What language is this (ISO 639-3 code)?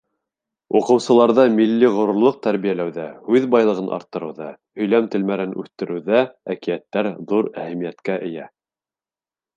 bak